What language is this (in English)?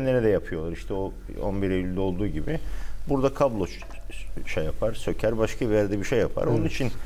Turkish